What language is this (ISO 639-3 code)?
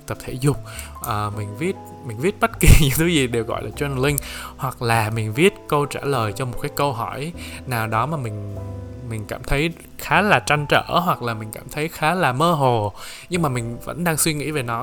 vie